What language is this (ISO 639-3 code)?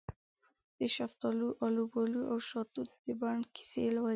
pus